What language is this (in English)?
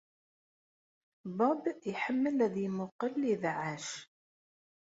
Kabyle